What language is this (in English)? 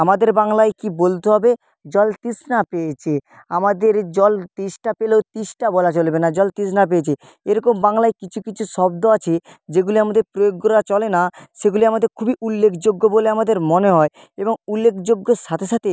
Bangla